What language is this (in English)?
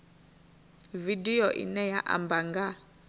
Venda